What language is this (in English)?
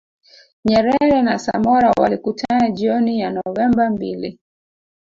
Swahili